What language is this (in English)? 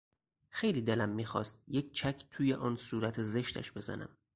Persian